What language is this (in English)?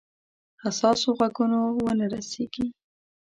Pashto